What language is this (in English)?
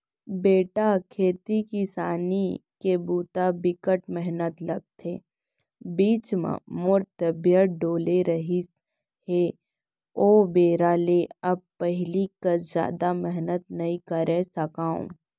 Chhattisgarhi